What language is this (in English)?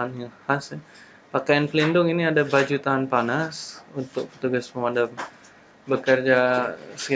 Indonesian